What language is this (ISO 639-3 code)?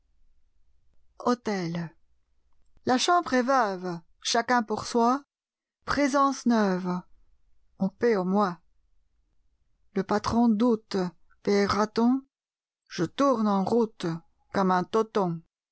fra